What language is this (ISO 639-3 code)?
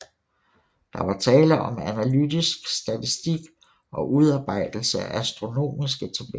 dan